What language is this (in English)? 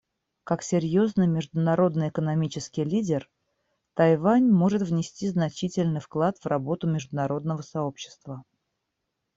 Russian